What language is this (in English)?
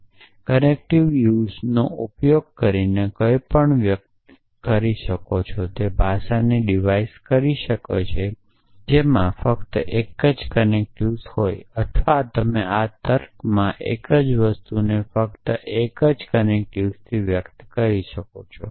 Gujarati